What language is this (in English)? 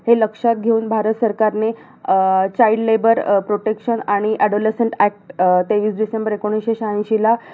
Marathi